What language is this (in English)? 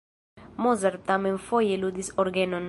Esperanto